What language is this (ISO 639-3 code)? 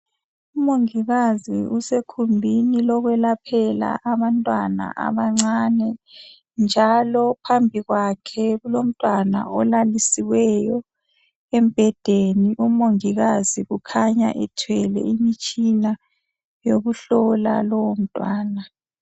nde